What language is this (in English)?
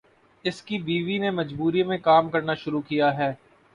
Urdu